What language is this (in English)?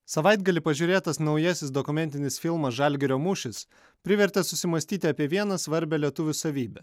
Lithuanian